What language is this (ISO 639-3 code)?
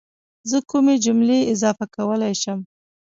pus